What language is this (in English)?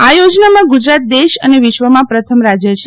Gujarati